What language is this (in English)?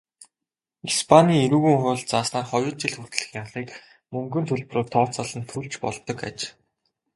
Mongolian